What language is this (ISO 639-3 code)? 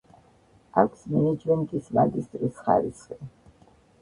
kat